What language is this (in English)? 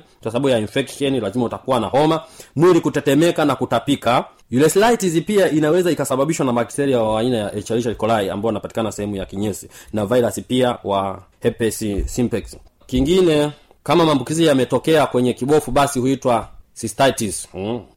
Swahili